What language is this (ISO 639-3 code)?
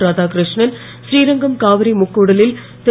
tam